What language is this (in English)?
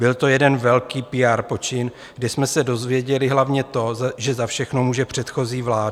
Czech